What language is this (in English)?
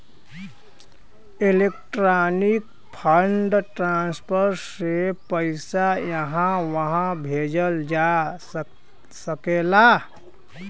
Bhojpuri